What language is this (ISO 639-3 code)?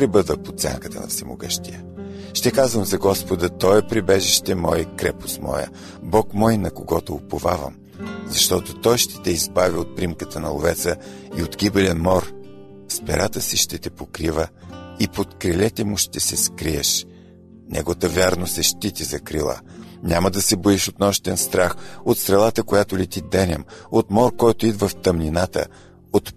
bul